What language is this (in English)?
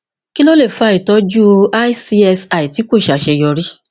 Yoruba